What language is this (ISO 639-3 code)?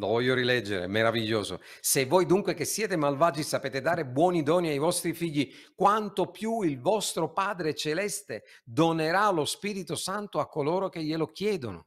ita